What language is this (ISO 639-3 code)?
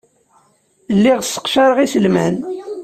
kab